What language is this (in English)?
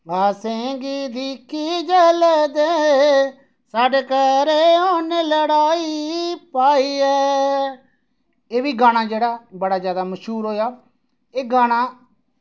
Dogri